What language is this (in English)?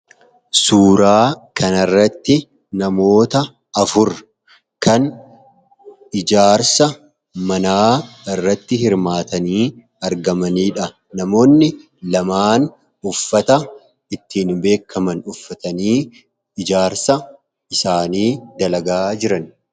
Oromo